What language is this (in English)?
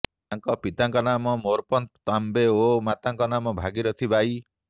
Odia